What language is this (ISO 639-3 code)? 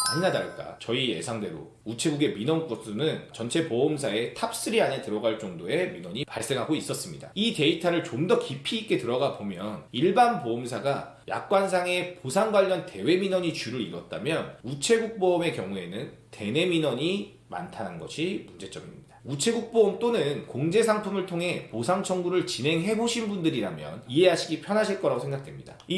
kor